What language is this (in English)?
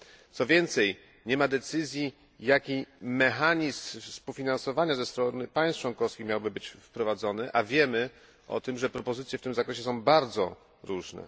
Polish